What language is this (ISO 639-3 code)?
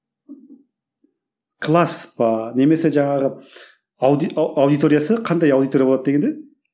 kaz